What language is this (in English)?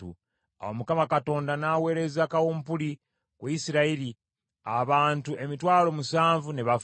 Ganda